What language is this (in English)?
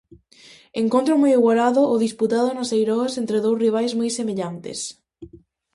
Galician